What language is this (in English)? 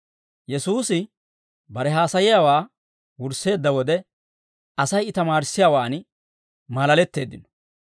Dawro